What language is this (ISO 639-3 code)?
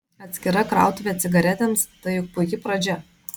lit